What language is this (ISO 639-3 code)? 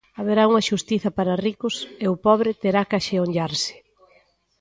glg